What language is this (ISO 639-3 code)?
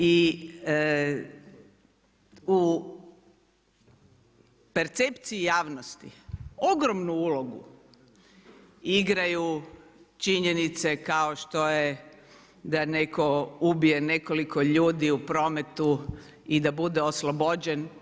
hrv